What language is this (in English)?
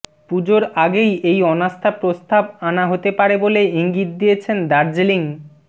Bangla